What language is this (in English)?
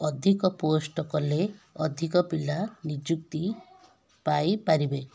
Odia